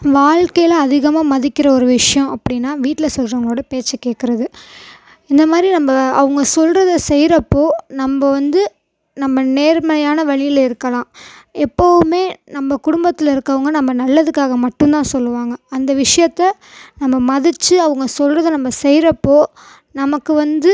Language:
Tamil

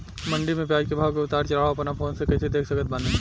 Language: Bhojpuri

